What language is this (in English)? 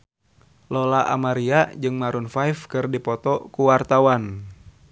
Sundanese